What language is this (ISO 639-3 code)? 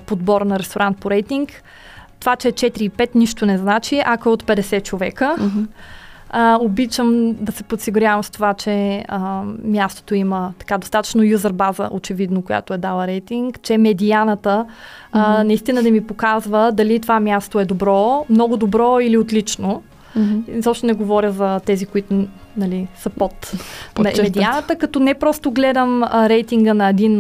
bul